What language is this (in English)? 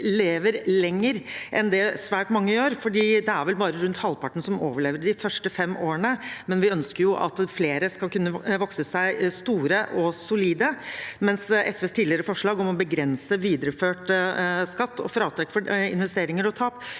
Norwegian